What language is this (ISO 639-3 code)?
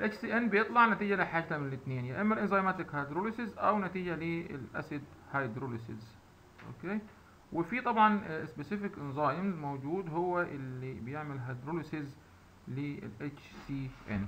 ara